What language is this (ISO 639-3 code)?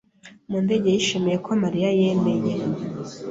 kin